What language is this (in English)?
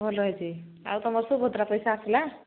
Odia